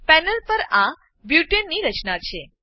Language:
Gujarati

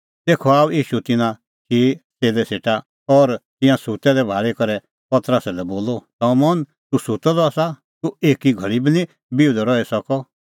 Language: Kullu Pahari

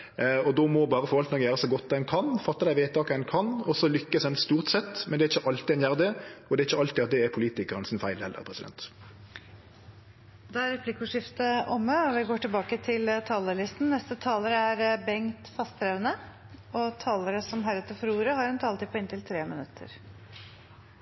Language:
Norwegian Nynorsk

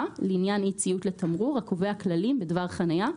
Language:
Hebrew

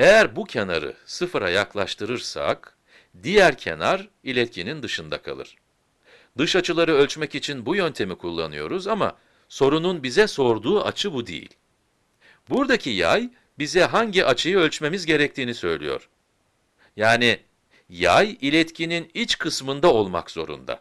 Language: Turkish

